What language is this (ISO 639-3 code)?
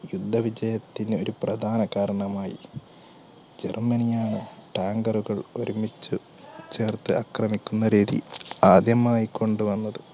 mal